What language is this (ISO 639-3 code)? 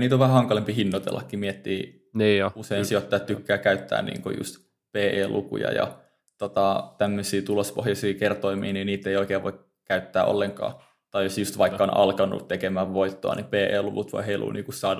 fin